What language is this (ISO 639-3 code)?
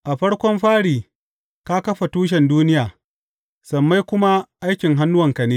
hau